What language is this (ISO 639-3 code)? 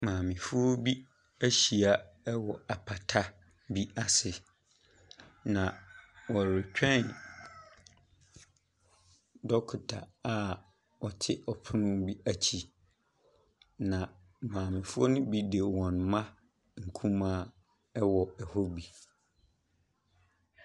aka